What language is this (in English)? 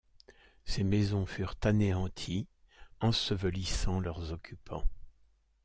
French